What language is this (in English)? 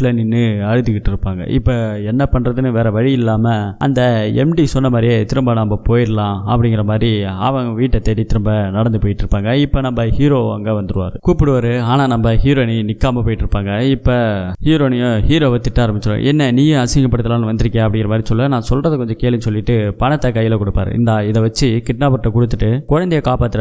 Tamil